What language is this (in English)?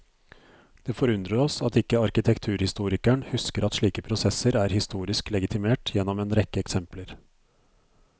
Norwegian